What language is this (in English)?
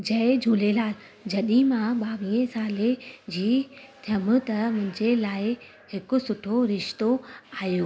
Sindhi